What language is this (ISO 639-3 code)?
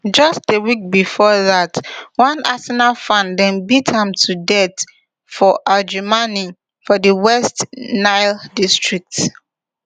pcm